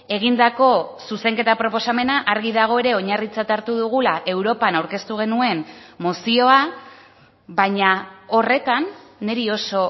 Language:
Basque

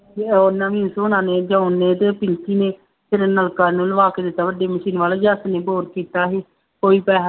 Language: Punjabi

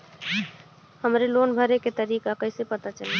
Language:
Bhojpuri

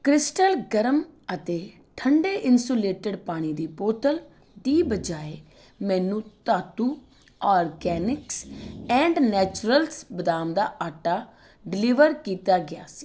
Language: Punjabi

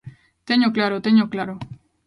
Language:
Galician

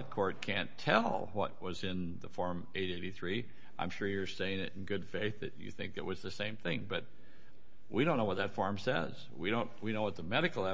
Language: English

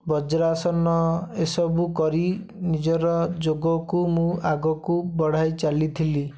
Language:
Odia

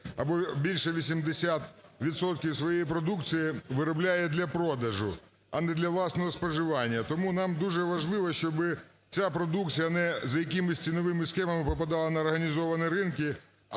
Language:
Ukrainian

